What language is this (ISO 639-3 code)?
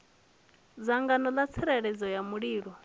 ven